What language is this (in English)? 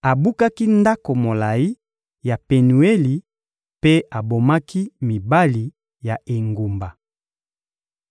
Lingala